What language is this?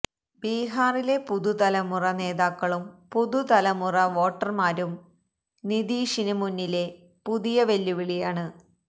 Malayalam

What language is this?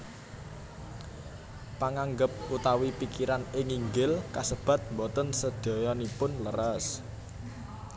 Javanese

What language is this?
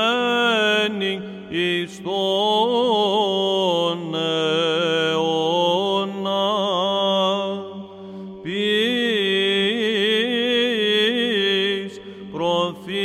Greek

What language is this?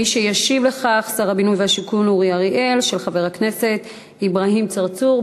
Hebrew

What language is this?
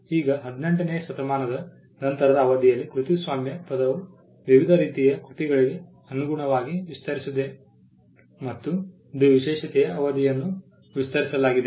Kannada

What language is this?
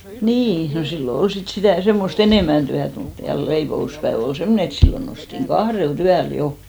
Finnish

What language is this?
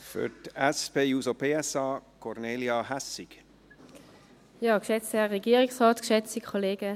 Swiss German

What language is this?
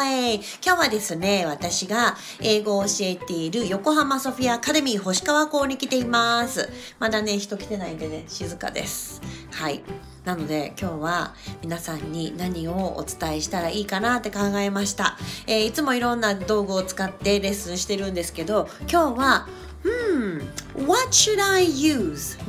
Japanese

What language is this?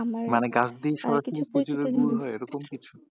Bangla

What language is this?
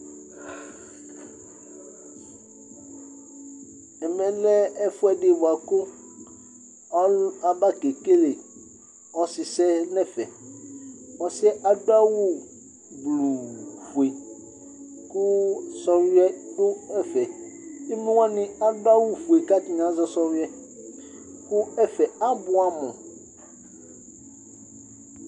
Ikposo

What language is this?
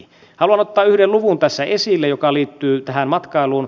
Finnish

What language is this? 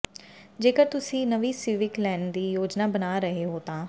Punjabi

